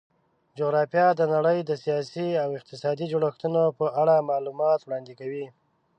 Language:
Pashto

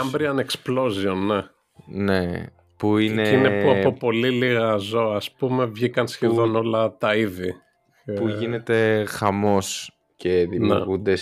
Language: Greek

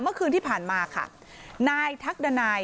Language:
Thai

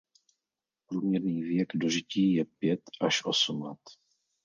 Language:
Czech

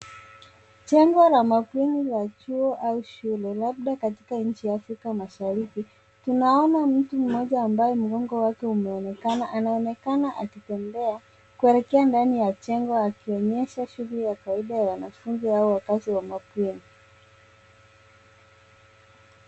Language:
Swahili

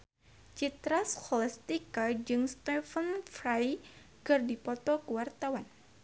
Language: Sundanese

